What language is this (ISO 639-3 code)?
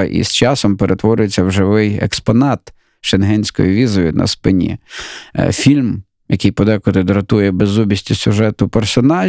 ukr